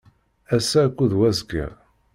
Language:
Kabyle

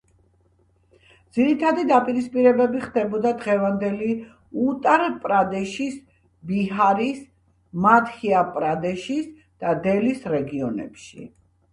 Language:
Georgian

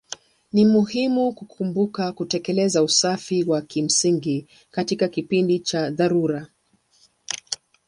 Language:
Swahili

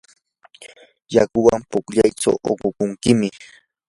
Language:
Yanahuanca Pasco Quechua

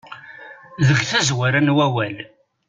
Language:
Kabyle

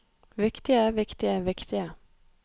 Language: Norwegian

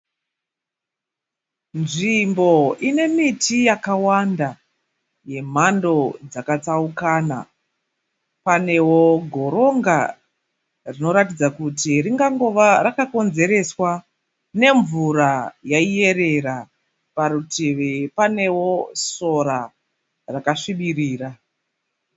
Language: Shona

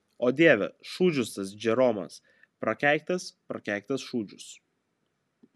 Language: Lithuanian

